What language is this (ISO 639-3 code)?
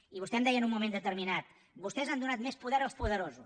cat